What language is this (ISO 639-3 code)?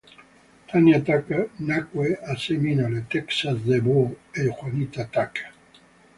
ita